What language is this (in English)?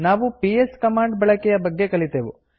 Kannada